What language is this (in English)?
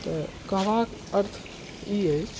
Maithili